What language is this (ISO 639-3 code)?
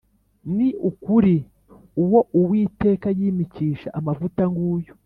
kin